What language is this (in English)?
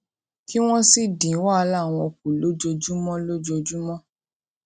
Yoruba